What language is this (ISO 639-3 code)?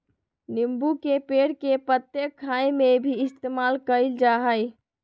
mag